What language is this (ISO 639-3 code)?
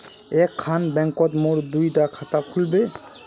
mag